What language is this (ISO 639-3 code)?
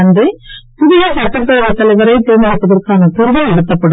tam